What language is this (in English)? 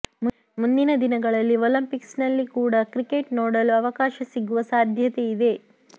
Kannada